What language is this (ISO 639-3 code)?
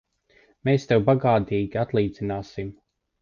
lav